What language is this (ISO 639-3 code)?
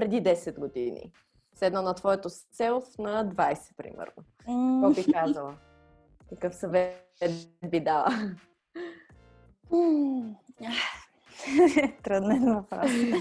bul